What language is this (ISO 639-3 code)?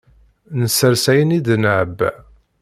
kab